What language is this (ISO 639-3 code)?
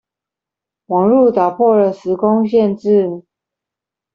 zho